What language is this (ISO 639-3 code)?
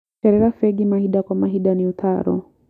kik